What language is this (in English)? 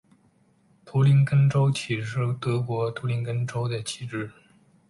Chinese